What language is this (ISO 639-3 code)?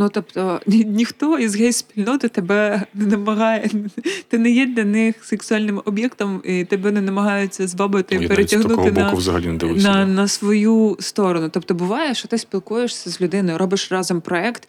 ukr